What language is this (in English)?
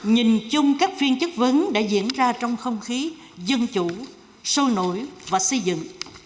Vietnamese